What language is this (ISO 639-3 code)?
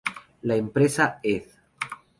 spa